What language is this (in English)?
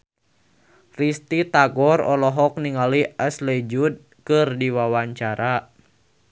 Sundanese